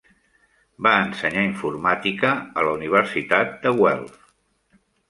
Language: Catalan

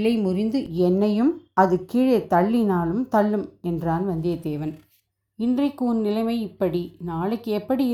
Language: Tamil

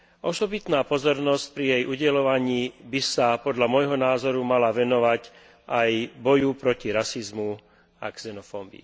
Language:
Slovak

